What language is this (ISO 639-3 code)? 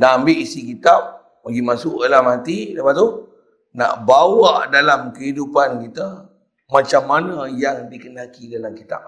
msa